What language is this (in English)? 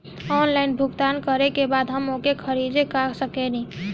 Bhojpuri